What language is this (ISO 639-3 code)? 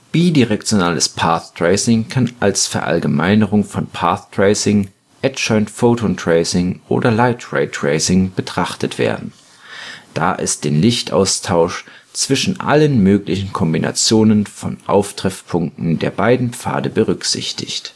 deu